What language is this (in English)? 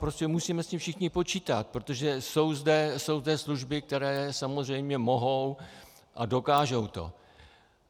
Czech